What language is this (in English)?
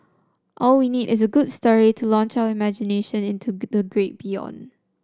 English